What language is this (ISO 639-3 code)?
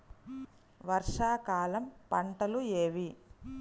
tel